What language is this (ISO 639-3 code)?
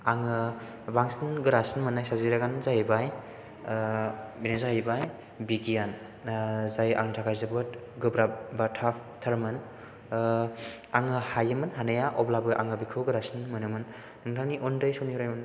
brx